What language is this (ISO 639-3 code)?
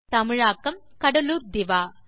tam